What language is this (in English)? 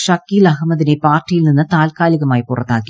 Malayalam